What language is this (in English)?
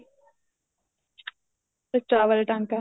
Punjabi